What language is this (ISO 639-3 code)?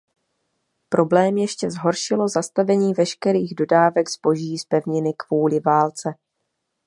ces